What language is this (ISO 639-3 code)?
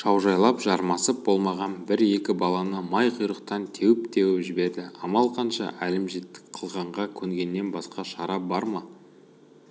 kaz